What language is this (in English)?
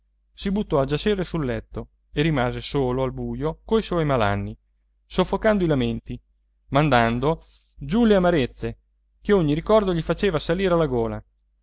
Italian